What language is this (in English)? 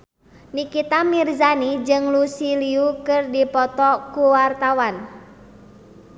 Sundanese